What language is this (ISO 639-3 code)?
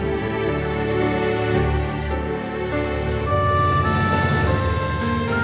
ind